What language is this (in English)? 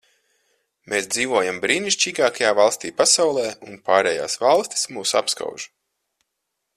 Latvian